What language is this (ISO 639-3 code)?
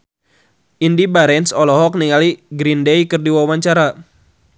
sun